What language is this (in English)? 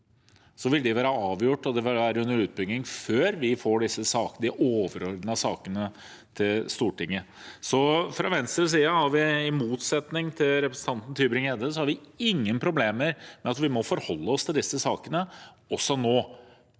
Norwegian